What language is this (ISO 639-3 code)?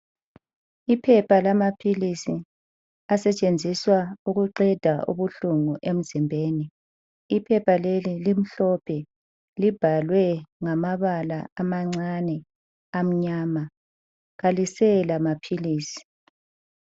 nde